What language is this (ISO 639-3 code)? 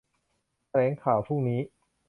tha